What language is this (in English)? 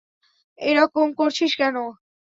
Bangla